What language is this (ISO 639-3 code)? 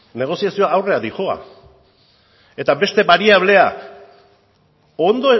eus